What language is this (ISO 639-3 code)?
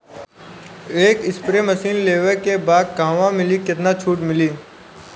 bho